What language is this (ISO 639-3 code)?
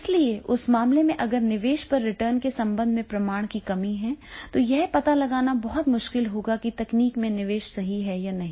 hin